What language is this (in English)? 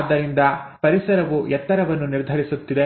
Kannada